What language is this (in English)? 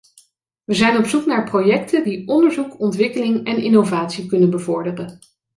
Dutch